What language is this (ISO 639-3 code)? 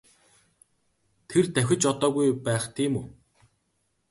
mon